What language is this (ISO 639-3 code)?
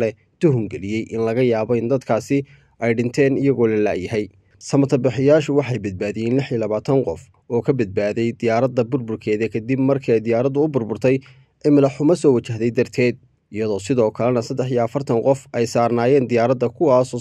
ara